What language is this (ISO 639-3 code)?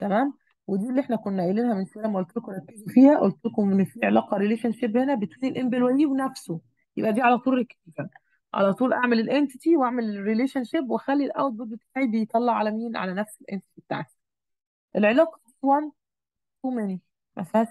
ara